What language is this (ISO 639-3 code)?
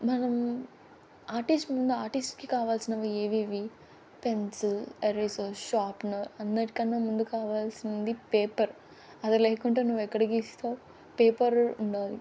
tel